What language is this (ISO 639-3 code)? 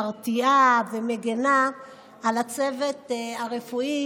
heb